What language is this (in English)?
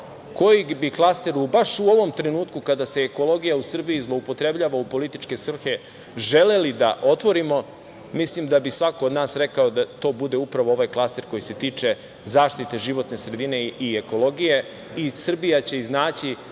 Serbian